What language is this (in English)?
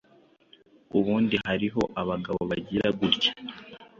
Kinyarwanda